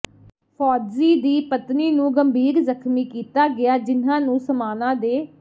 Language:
Punjabi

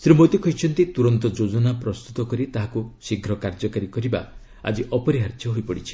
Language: Odia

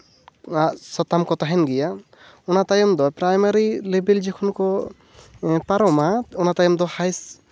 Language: Santali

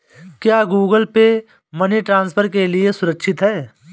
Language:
Hindi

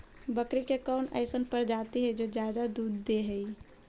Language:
Magahi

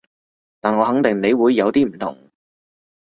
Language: Cantonese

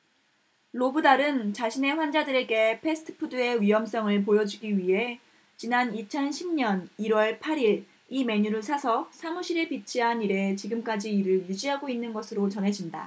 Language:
Korean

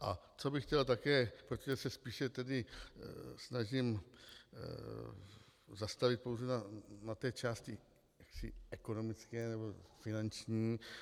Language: Czech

